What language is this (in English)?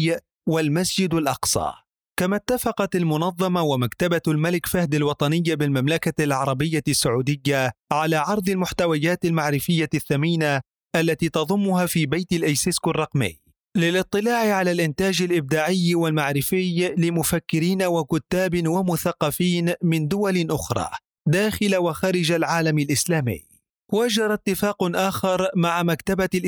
Arabic